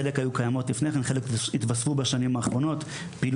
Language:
Hebrew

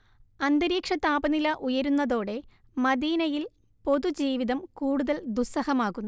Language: Malayalam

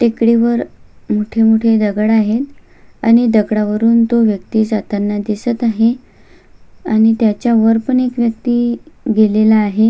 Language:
Marathi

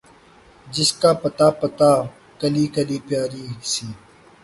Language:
Urdu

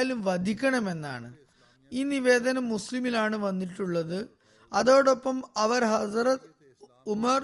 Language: Malayalam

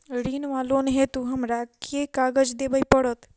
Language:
Maithili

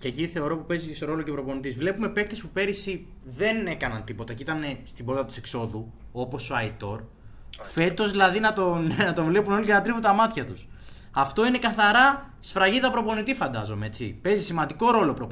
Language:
Greek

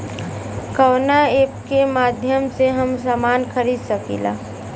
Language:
Bhojpuri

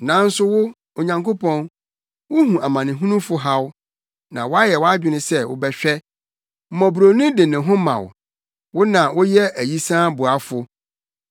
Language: Akan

